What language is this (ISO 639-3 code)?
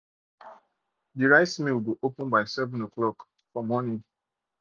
pcm